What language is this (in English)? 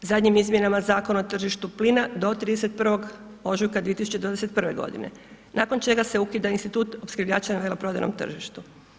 Croatian